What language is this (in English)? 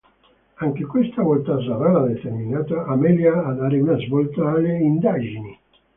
Italian